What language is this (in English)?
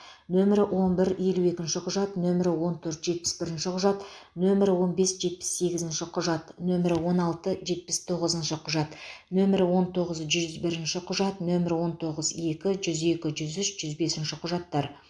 Kazakh